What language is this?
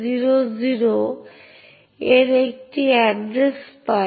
Bangla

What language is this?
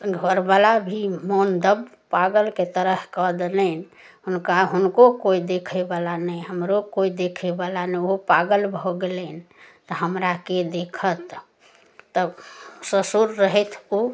Maithili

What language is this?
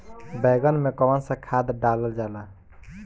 Bhojpuri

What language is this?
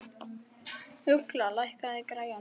Icelandic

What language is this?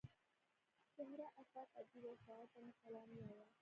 Pashto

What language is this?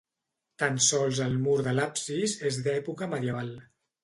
Catalan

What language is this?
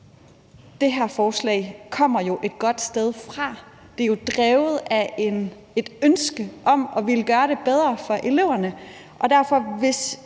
Danish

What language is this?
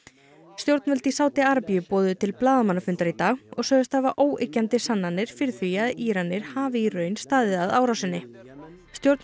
Icelandic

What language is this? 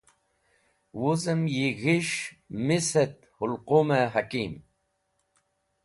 Wakhi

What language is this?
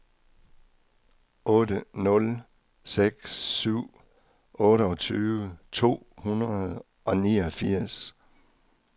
Danish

